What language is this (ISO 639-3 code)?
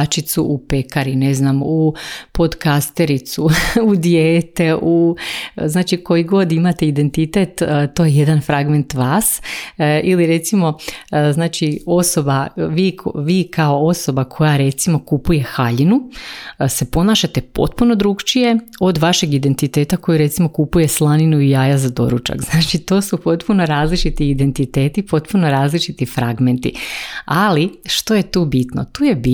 hrv